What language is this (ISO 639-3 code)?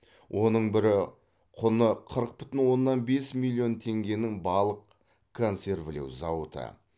kaz